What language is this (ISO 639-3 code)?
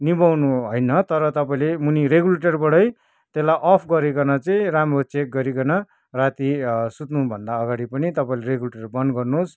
nep